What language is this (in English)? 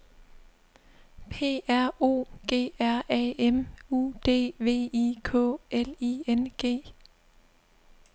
Danish